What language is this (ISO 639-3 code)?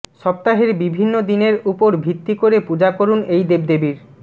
ben